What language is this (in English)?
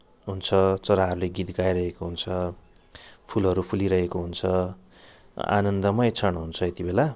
Nepali